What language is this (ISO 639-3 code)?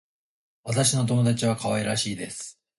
jpn